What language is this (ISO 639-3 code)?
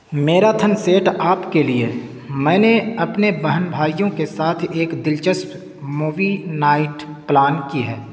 urd